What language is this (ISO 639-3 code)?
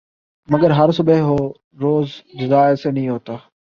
urd